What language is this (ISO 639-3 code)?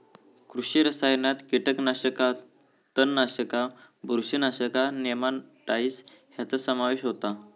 mar